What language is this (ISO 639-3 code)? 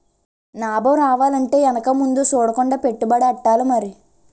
tel